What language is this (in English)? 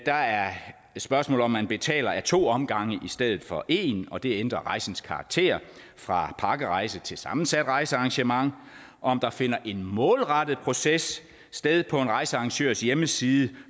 Danish